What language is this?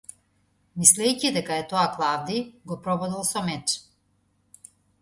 Macedonian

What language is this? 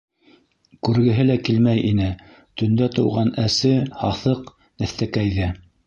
Bashkir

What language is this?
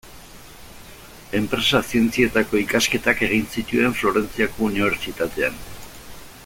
Basque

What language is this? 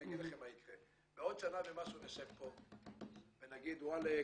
Hebrew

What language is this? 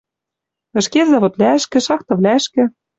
Western Mari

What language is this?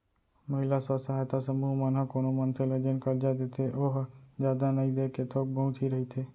Chhattisgarhi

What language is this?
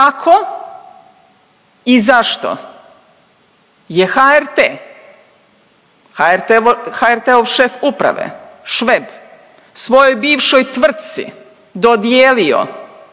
Croatian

